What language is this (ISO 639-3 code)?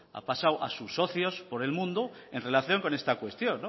spa